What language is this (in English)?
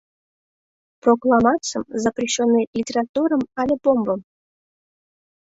Mari